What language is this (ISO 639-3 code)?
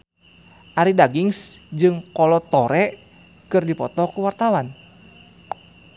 sun